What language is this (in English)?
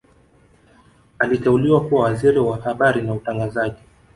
Swahili